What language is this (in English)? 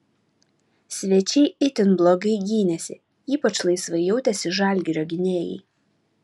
Lithuanian